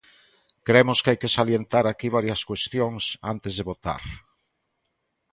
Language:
Galician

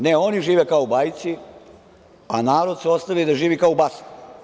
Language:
Serbian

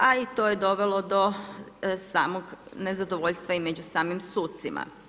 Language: Croatian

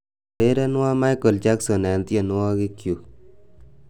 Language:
Kalenjin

